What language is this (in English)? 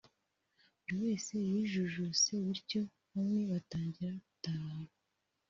Kinyarwanda